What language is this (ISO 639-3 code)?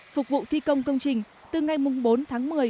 vie